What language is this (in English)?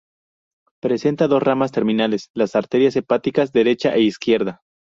Spanish